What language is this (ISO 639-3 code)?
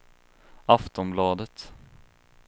swe